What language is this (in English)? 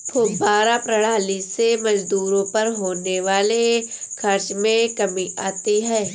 Hindi